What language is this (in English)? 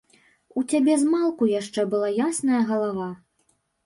Belarusian